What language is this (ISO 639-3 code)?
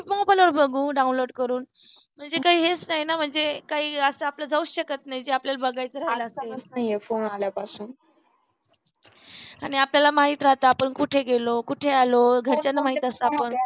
mar